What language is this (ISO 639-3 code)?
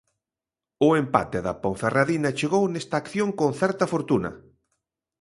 glg